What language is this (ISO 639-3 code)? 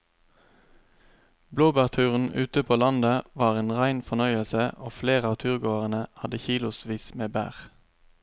nor